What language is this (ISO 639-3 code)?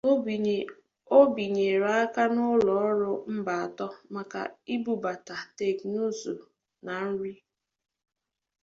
ibo